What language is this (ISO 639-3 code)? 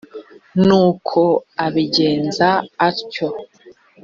kin